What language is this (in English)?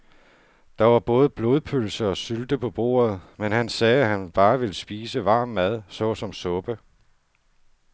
Danish